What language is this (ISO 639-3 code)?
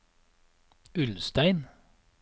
nor